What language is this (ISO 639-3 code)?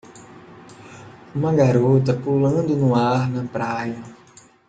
por